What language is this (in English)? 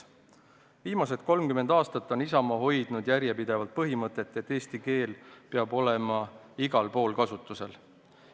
Estonian